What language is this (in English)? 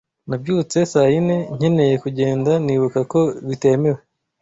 Kinyarwanda